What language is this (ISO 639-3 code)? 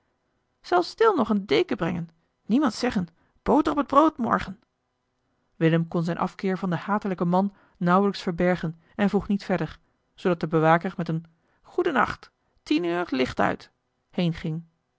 nld